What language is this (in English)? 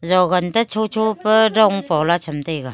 Wancho Naga